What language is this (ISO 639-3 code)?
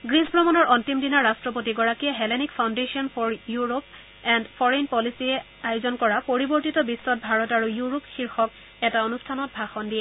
asm